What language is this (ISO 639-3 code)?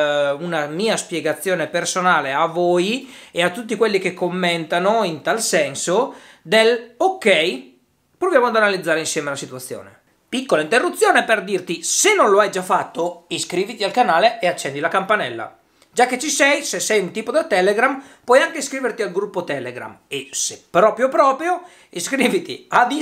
ita